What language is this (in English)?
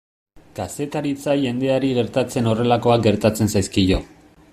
Basque